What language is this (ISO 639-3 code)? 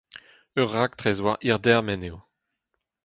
bre